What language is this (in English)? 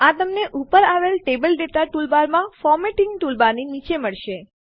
Gujarati